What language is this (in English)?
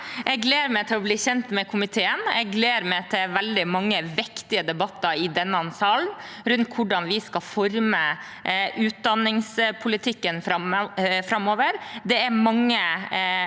Norwegian